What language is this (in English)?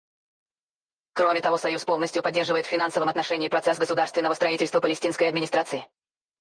Russian